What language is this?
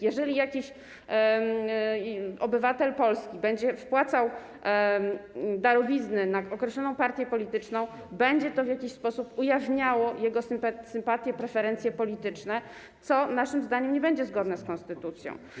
Polish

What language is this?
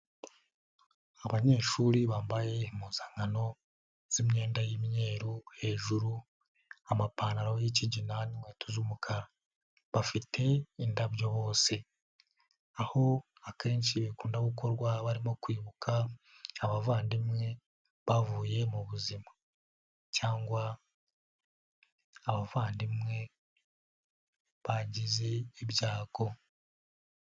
Kinyarwanda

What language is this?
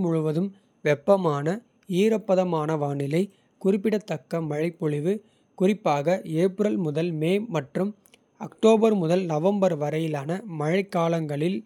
Kota (India)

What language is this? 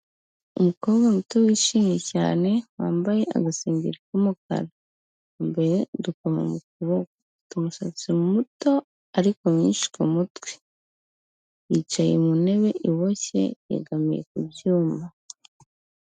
Kinyarwanda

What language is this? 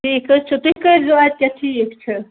Kashmiri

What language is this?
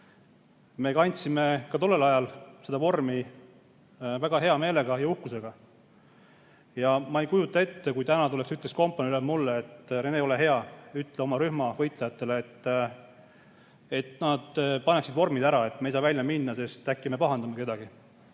Estonian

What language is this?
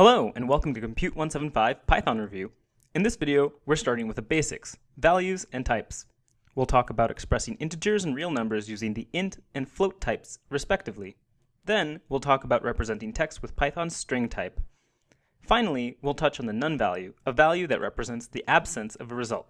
English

